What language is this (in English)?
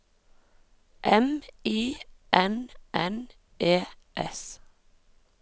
Norwegian